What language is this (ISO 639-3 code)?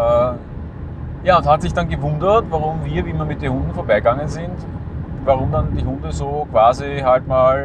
deu